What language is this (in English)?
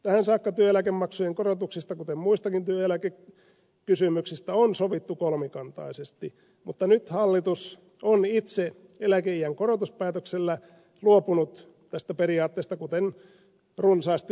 Finnish